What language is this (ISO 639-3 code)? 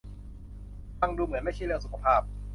tha